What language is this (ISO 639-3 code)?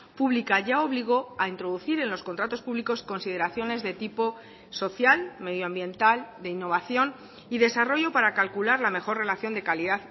spa